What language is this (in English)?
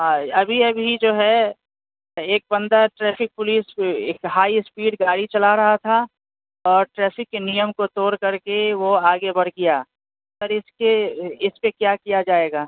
Urdu